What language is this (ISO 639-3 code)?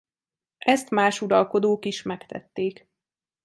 hun